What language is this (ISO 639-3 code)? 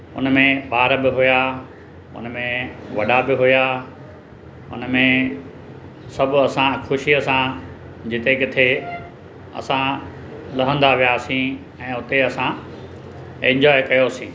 snd